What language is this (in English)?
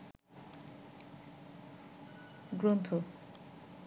Bangla